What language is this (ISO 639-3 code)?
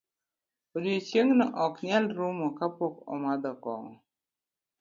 luo